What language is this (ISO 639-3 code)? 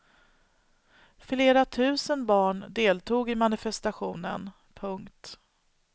swe